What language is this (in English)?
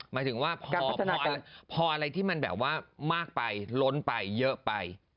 Thai